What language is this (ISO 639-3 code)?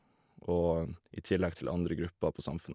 nor